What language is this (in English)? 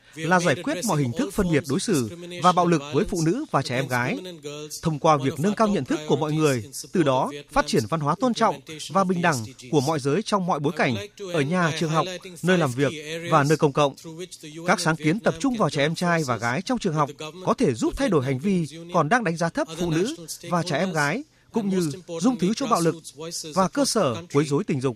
Vietnamese